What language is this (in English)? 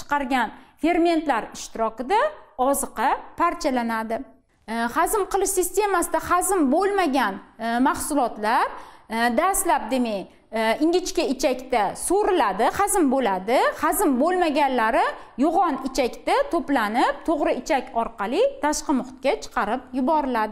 Turkish